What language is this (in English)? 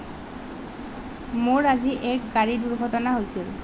Assamese